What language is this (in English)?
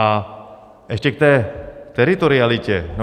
Czech